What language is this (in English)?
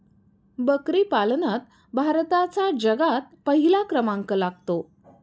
Marathi